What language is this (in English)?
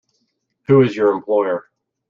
English